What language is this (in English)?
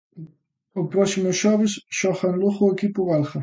Galician